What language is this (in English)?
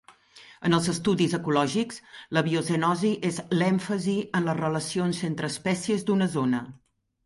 Catalan